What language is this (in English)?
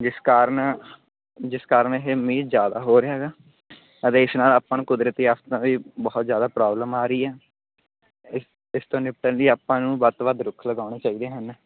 Punjabi